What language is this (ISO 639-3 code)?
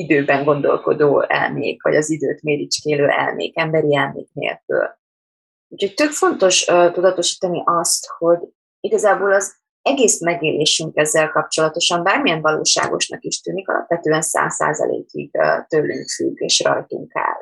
hun